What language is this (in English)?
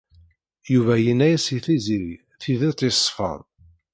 Kabyle